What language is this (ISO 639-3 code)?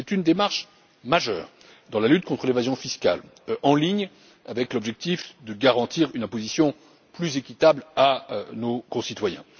fra